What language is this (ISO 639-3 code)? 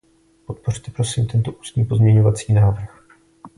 ces